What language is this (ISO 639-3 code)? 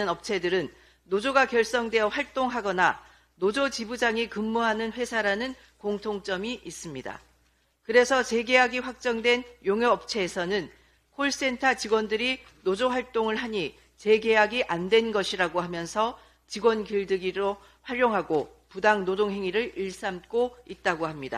kor